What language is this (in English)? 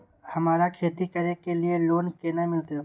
Maithili